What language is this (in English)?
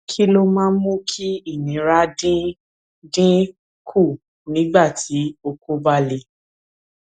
Yoruba